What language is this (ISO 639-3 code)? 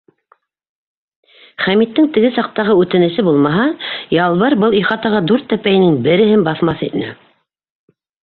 bak